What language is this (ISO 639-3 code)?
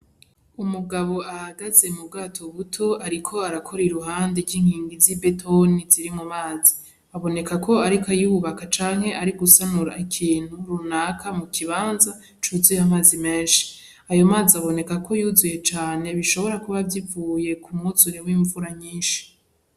run